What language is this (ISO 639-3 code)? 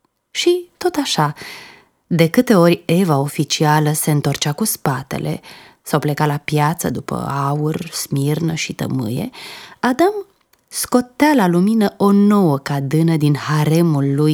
ron